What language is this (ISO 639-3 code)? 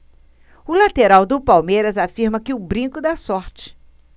por